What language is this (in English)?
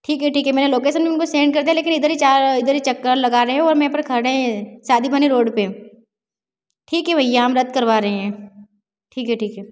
Hindi